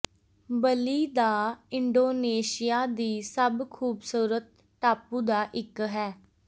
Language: Punjabi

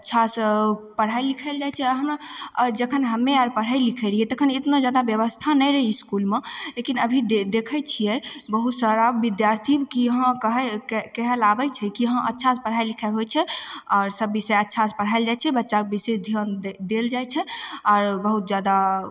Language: Maithili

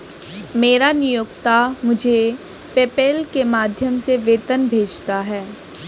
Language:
Hindi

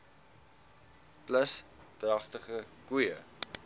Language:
Afrikaans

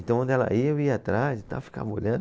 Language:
Portuguese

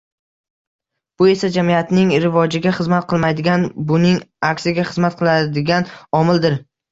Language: Uzbek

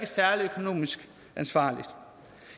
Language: Danish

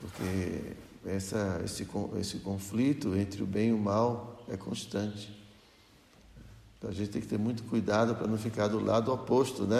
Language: Portuguese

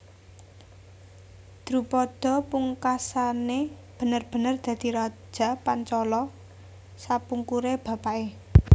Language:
Javanese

